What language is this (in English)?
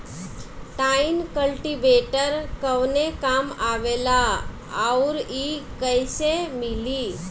Bhojpuri